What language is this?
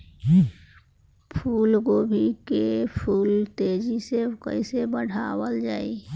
Bhojpuri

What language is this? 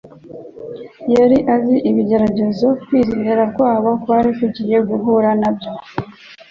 Kinyarwanda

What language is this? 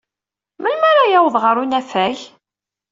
Kabyle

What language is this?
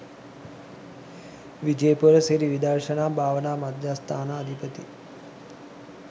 Sinhala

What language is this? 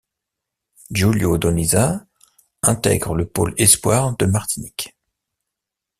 French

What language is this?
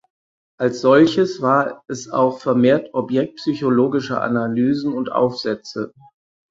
German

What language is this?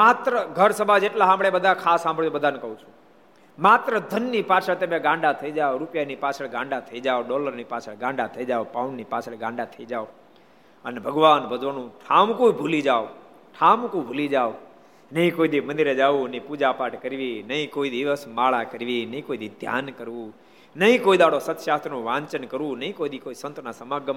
Gujarati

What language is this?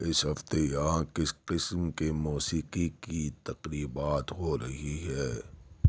Urdu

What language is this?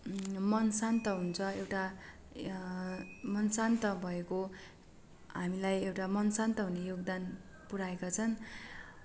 Nepali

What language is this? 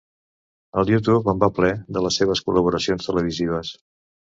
Catalan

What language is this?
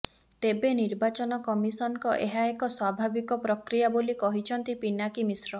Odia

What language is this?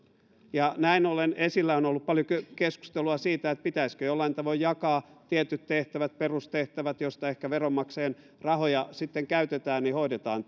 Finnish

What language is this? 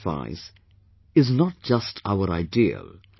English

